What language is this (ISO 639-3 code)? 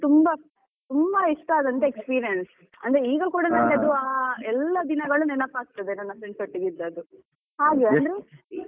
kan